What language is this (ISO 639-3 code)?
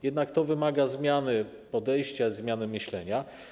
pol